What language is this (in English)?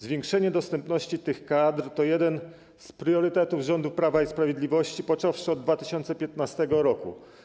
Polish